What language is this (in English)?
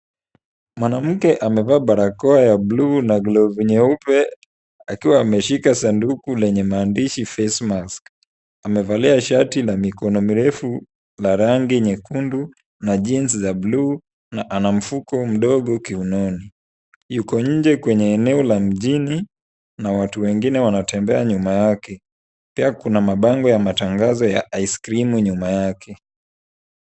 Swahili